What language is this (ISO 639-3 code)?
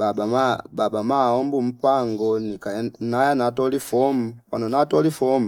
fip